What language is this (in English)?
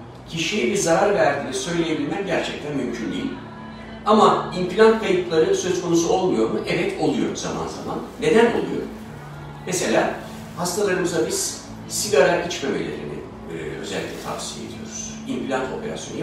Turkish